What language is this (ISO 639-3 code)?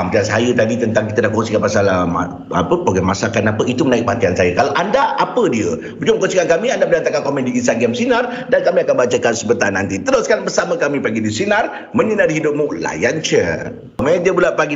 msa